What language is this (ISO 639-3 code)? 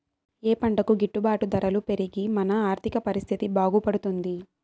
tel